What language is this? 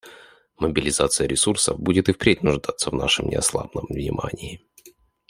Russian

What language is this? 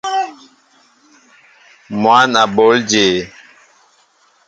Mbo (Cameroon)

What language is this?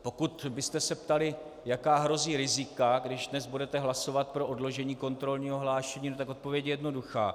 Czech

